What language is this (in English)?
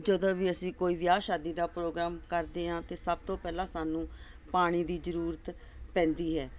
Punjabi